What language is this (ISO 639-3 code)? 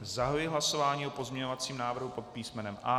ces